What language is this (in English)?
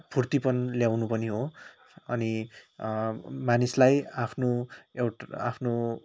Nepali